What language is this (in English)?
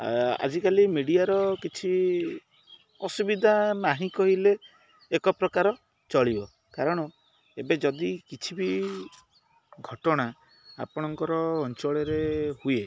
Odia